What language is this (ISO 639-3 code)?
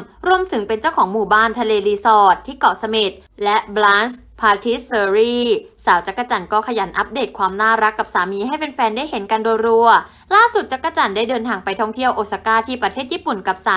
tha